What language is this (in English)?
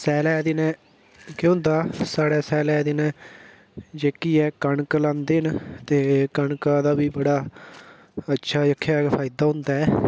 Dogri